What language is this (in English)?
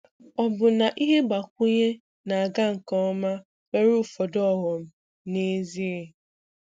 Igbo